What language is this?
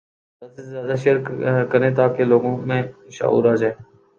Urdu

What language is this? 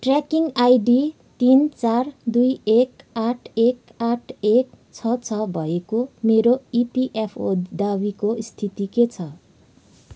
Nepali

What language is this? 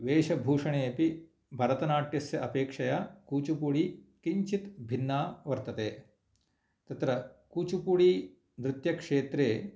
Sanskrit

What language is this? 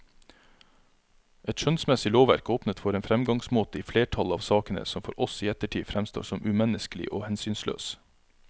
Norwegian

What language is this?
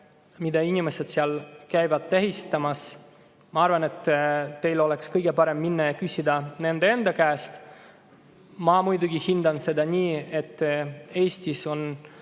Estonian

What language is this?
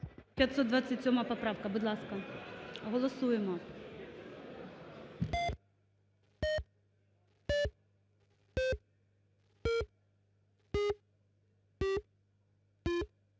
Ukrainian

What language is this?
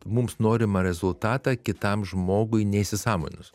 Lithuanian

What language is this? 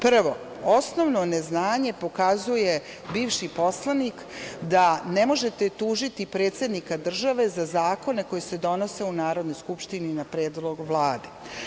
Serbian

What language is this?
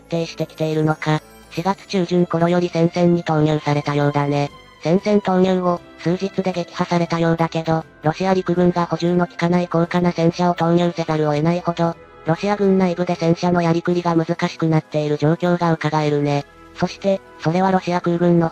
Japanese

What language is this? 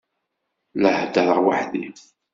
Kabyle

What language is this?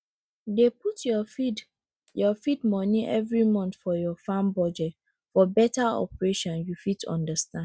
Nigerian Pidgin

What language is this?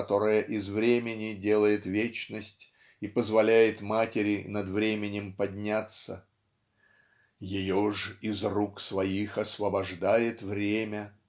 Russian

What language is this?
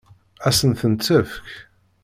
Kabyle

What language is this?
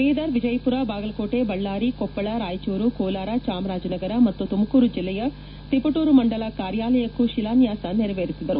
Kannada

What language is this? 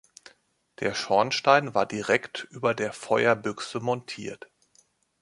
German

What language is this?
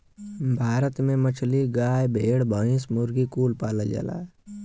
Bhojpuri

